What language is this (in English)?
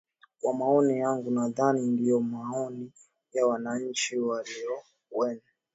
Swahili